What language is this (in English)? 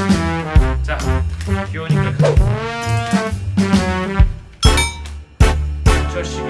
Korean